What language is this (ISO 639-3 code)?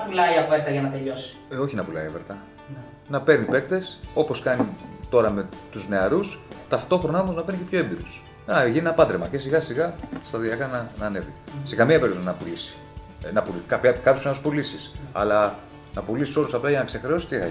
ell